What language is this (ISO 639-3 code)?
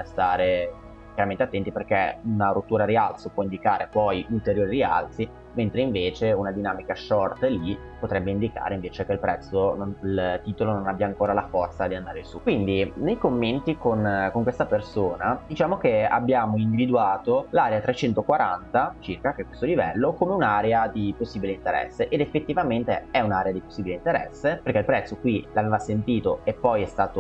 ita